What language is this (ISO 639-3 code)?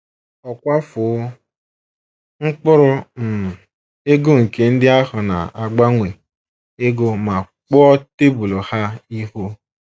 ibo